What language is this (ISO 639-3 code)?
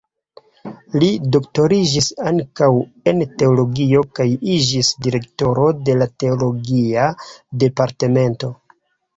epo